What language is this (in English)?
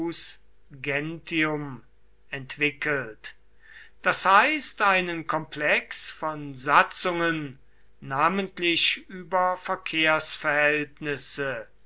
German